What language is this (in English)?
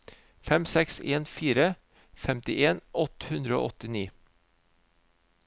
Norwegian